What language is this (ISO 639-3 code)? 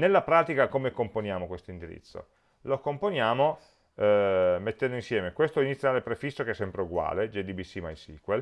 ita